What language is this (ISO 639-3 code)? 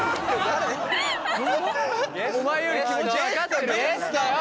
jpn